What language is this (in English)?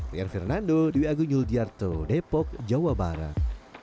Indonesian